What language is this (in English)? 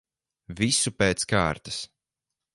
Latvian